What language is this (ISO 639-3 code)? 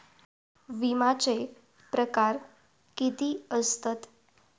mar